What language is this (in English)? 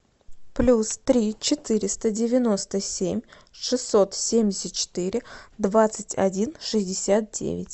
Russian